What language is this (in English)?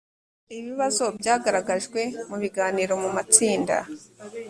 Kinyarwanda